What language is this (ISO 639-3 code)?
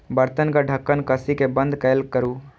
mai